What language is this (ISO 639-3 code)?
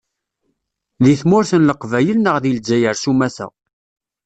kab